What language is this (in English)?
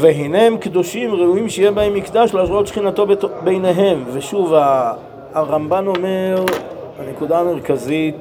Hebrew